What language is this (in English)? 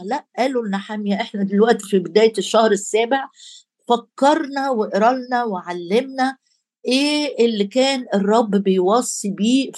Arabic